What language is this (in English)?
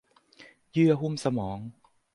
Thai